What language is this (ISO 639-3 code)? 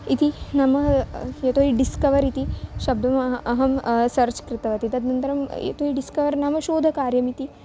san